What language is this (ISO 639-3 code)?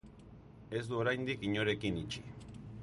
eus